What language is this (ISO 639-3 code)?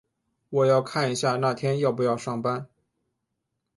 zho